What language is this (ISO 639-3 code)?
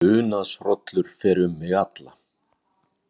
isl